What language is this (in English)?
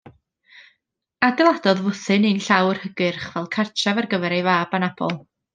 Welsh